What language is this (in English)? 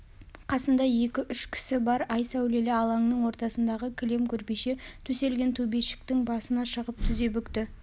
Kazakh